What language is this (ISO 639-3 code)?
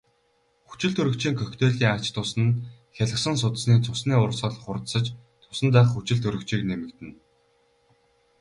mon